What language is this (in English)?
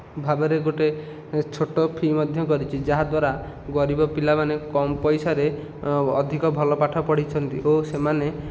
Odia